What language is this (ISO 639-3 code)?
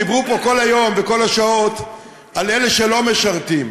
heb